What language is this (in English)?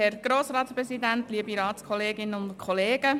Swiss German